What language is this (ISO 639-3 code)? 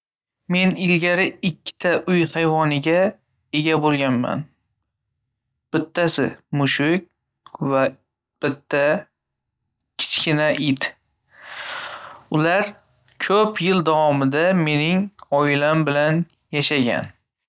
uzb